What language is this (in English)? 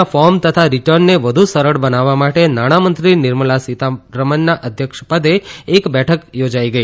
Gujarati